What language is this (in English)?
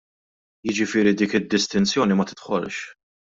Maltese